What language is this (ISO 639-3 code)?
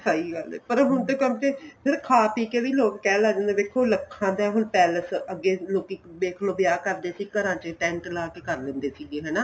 pan